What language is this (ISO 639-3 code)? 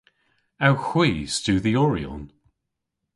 cor